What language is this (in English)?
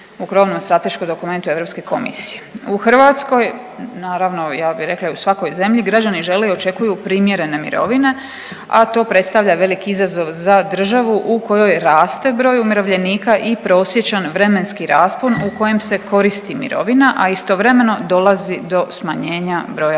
Croatian